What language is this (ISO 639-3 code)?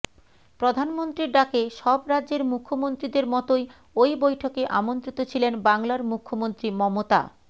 ben